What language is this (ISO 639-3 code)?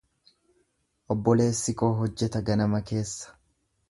orm